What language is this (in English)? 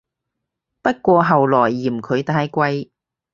Cantonese